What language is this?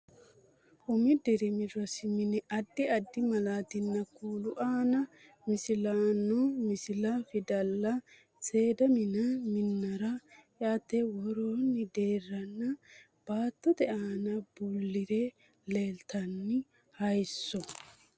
Sidamo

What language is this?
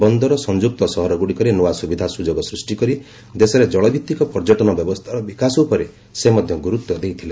Odia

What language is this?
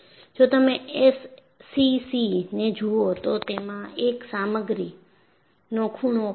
Gujarati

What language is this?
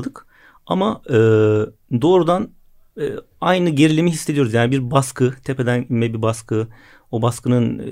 Turkish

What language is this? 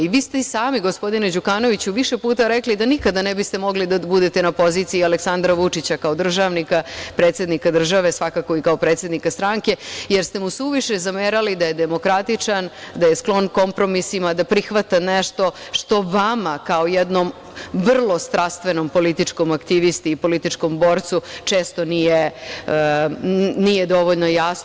Serbian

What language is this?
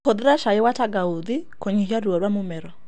Kikuyu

